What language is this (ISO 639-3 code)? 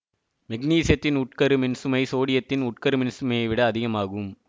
tam